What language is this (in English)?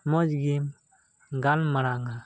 Santali